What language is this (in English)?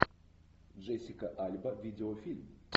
Russian